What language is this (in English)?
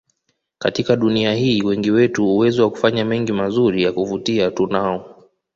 Swahili